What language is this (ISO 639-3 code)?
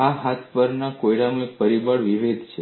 guj